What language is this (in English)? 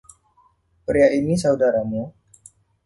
Indonesian